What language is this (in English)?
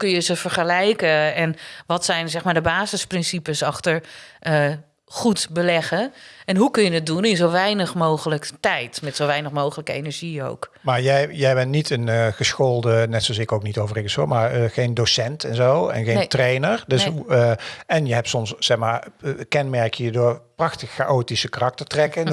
Dutch